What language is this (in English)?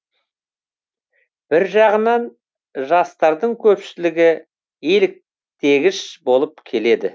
Kazakh